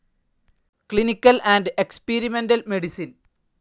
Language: Malayalam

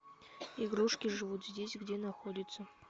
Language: Russian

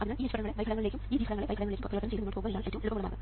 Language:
Malayalam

